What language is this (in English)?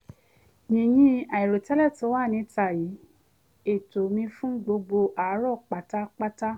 Yoruba